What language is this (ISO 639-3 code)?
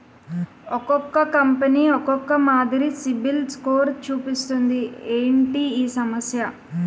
tel